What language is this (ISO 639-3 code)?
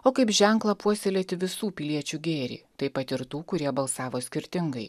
lit